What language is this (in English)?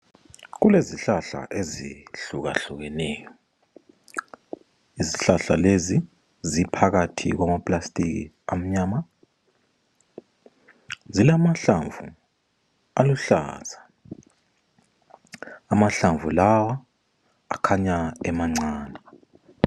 North Ndebele